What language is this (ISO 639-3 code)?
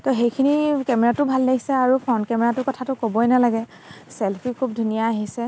asm